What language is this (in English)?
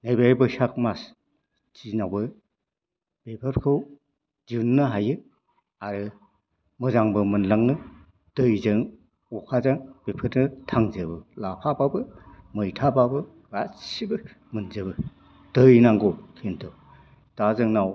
Bodo